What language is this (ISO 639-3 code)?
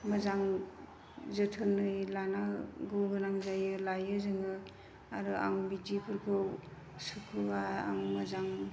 brx